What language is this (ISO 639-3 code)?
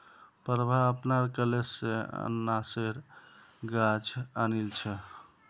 mag